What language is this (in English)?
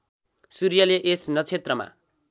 Nepali